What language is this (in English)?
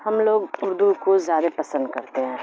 Urdu